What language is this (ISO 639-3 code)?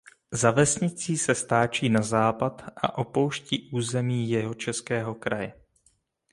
ces